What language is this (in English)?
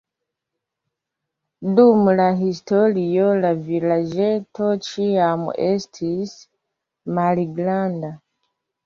Esperanto